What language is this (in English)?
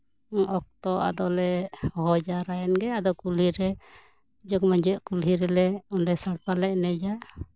Santali